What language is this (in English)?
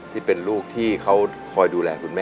Thai